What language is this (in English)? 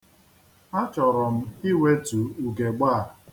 Igbo